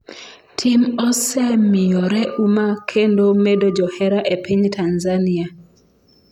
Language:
Luo (Kenya and Tanzania)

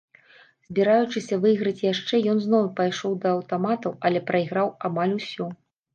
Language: Belarusian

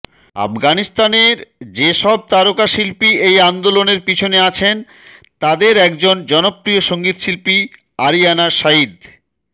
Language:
Bangla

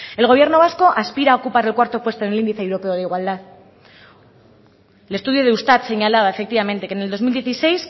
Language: Spanish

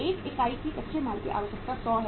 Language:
Hindi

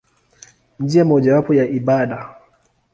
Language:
Swahili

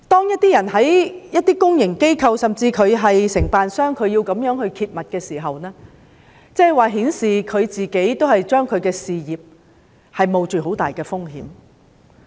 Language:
Cantonese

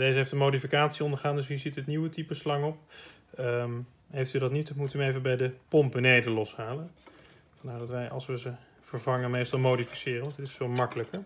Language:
Dutch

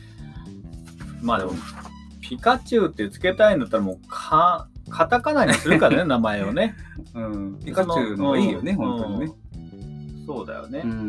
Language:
Japanese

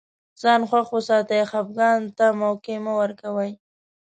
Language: Pashto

